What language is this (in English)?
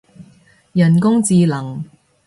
Cantonese